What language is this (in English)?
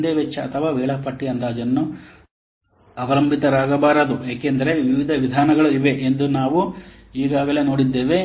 Kannada